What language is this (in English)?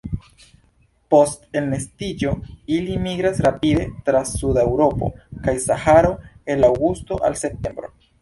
Esperanto